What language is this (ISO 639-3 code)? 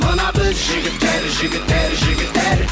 kaz